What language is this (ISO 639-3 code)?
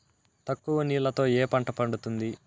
tel